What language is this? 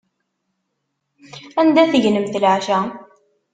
Kabyle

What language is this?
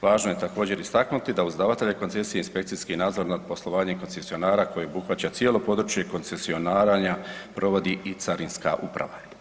Croatian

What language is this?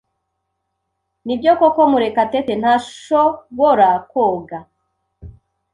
Kinyarwanda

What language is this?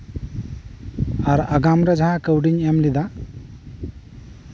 Santali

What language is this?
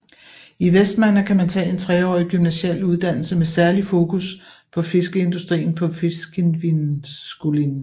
Danish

